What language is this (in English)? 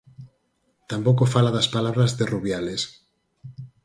Galician